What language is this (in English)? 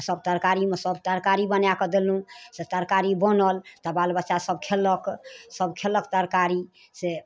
Maithili